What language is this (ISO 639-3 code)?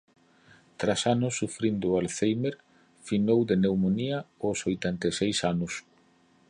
glg